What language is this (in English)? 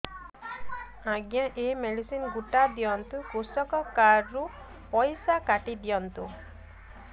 Odia